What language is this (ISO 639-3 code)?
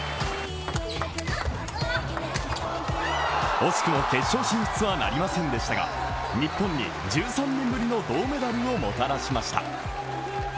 jpn